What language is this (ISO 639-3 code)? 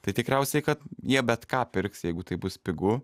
lit